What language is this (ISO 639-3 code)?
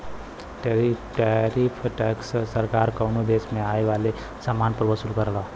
bho